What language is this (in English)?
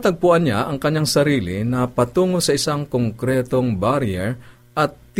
Filipino